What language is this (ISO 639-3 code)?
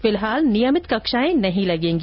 hin